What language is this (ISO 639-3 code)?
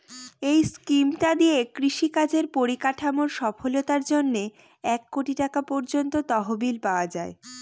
ben